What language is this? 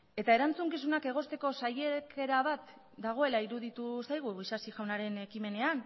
Basque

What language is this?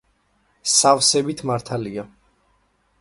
Georgian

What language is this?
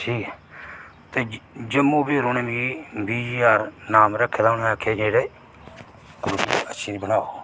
Dogri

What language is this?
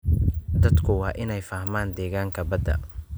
Somali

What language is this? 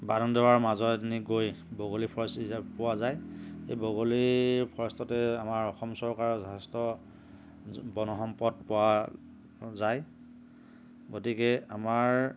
Assamese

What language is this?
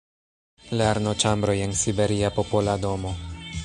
Esperanto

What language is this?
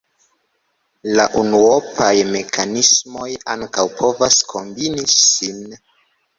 Esperanto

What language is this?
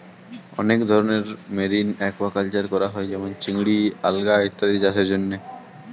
Bangla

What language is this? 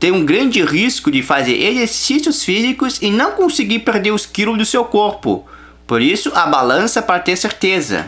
Portuguese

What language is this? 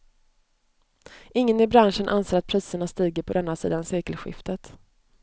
Swedish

